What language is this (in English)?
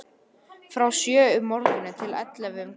Icelandic